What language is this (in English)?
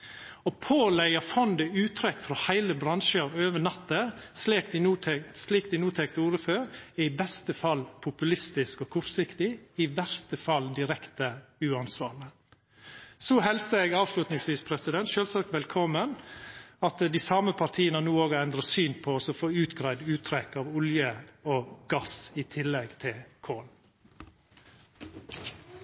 Norwegian Nynorsk